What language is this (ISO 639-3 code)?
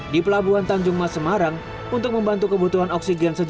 ind